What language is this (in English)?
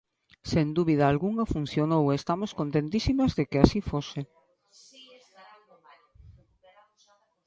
Galician